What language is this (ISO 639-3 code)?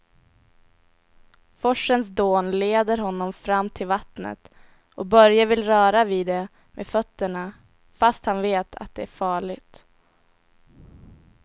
swe